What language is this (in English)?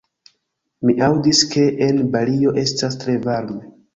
Esperanto